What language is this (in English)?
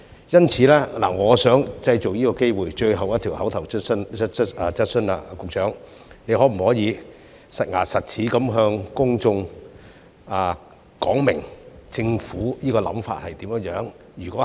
Cantonese